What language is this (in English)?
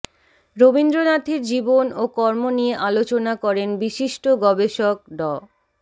Bangla